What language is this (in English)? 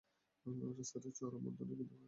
Bangla